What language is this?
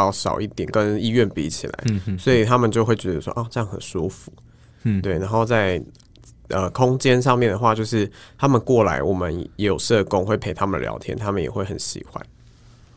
Chinese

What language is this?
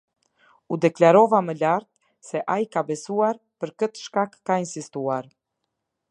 Albanian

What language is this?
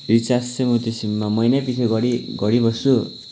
Nepali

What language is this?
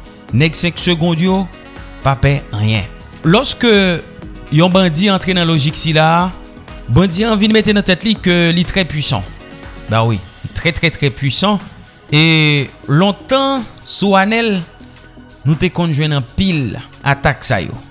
French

